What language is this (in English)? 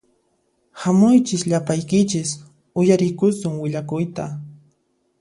Puno Quechua